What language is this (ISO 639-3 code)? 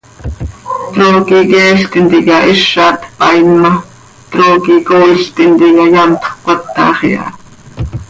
sei